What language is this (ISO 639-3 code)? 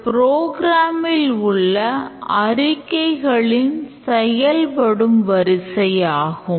tam